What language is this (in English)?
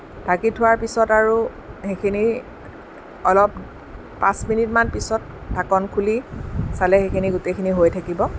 Assamese